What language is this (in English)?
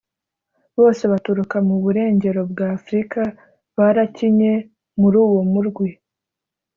Kinyarwanda